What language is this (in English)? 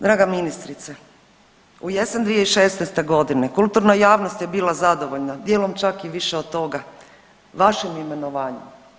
Croatian